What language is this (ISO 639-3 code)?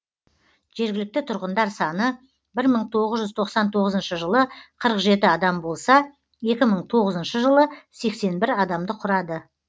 kaz